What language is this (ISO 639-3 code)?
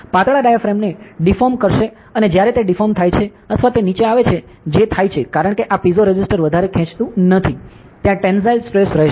guj